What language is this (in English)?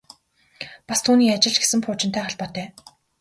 Mongolian